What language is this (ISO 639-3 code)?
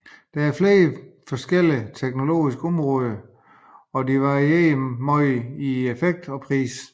dan